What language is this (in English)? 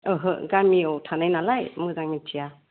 Bodo